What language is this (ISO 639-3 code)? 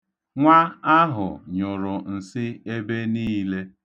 ibo